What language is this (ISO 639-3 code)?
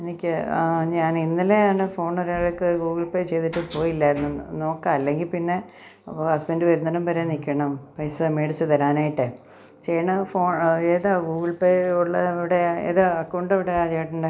mal